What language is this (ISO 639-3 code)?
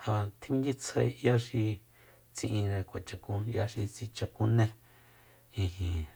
vmp